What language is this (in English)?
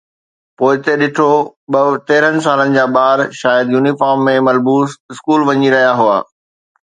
Sindhi